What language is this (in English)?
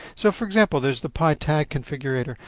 English